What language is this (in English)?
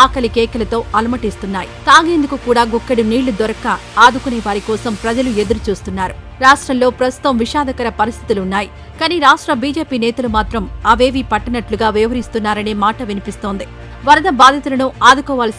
Telugu